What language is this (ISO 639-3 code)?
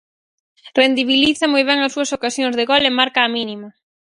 glg